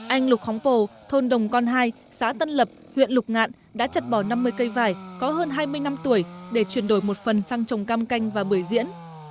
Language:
Vietnamese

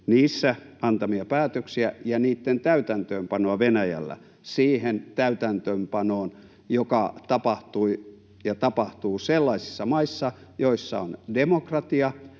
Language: Finnish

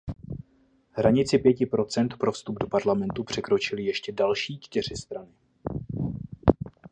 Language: Czech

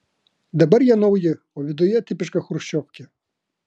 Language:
Lithuanian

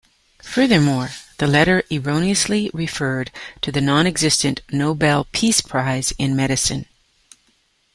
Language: English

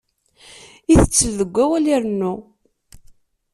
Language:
Kabyle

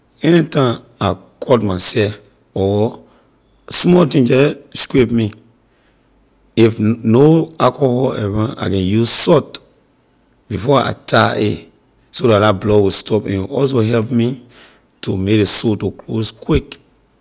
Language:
Liberian English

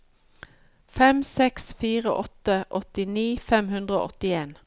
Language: Norwegian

